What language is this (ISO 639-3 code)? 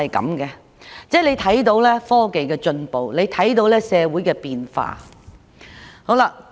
yue